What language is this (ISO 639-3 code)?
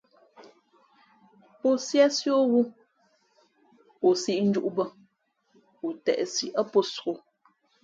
fmp